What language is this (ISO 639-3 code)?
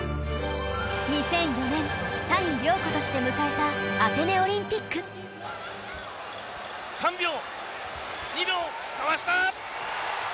jpn